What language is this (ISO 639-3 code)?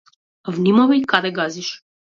mkd